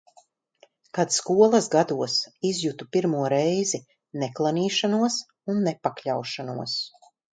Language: Latvian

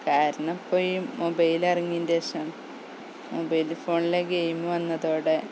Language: Malayalam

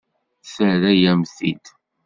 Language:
Kabyle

